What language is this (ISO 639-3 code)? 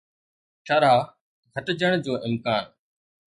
snd